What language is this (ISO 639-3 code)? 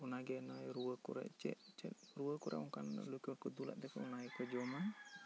sat